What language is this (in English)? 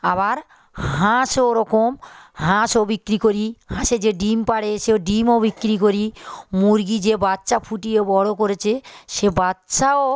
Bangla